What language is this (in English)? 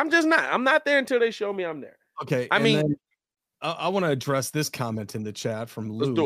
English